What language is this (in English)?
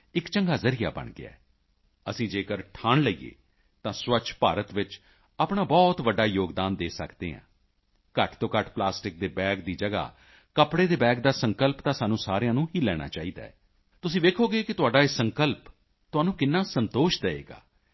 Punjabi